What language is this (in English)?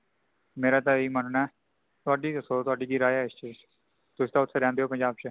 Punjabi